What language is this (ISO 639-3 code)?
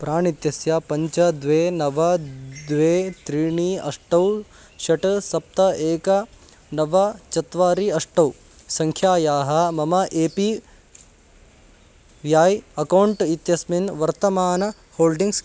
san